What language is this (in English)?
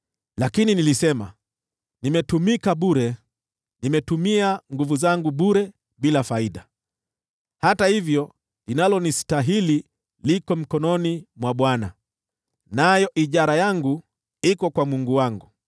Swahili